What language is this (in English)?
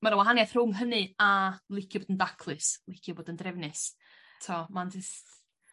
Welsh